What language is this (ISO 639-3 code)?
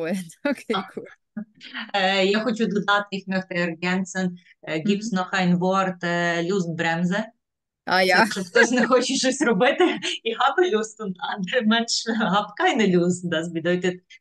ukr